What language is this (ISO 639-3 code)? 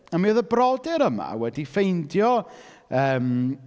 cym